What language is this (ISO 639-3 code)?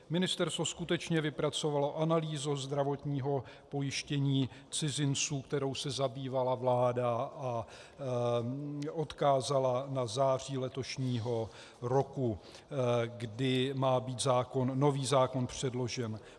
ces